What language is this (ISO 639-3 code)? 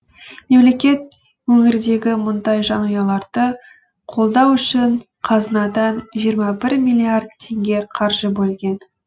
kaz